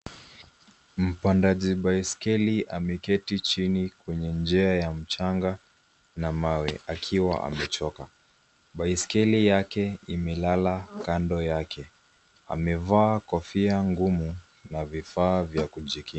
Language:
Swahili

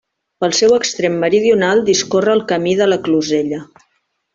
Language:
Catalan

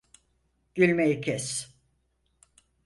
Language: Turkish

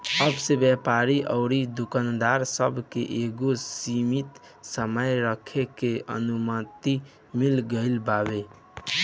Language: Bhojpuri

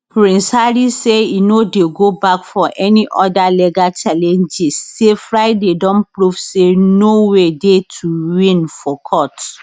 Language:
Nigerian Pidgin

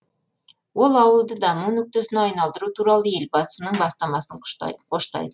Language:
Kazakh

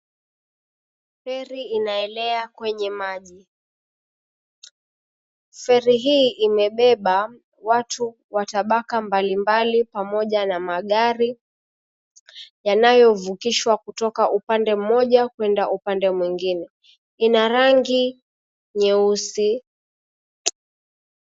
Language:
Swahili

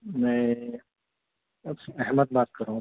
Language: Urdu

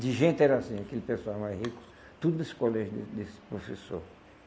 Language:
Portuguese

